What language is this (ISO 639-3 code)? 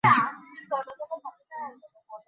ben